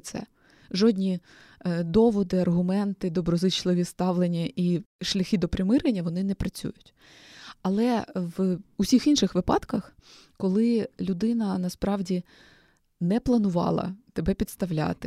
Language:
Ukrainian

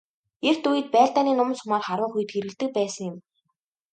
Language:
Mongolian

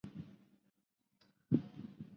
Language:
Chinese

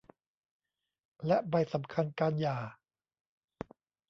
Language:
Thai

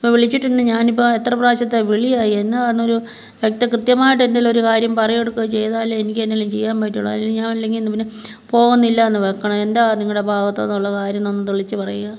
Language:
Malayalam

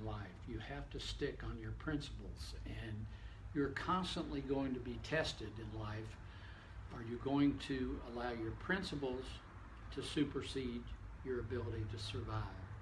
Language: English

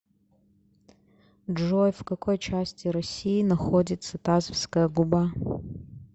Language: Russian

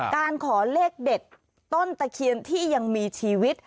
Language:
Thai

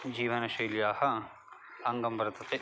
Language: Sanskrit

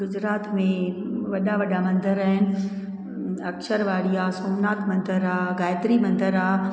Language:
Sindhi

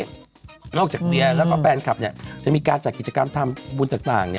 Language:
Thai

